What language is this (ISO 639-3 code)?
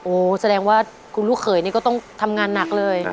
tha